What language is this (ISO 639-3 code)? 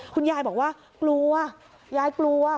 tha